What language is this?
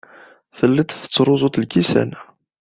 Kabyle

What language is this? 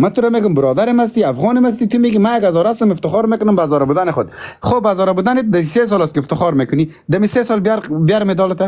Persian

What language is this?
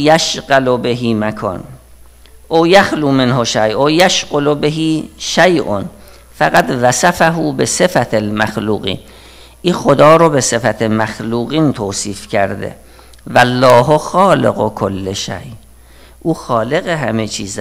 Persian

